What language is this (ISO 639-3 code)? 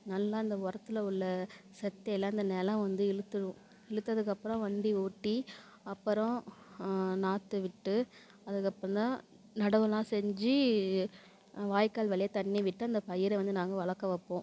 tam